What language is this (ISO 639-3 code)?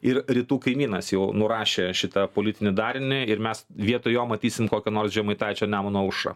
lit